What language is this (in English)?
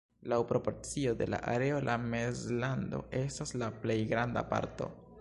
Esperanto